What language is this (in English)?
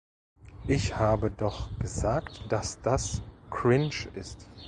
German